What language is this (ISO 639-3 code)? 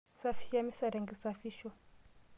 mas